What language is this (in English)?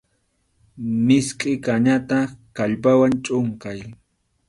Arequipa-La Unión Quechua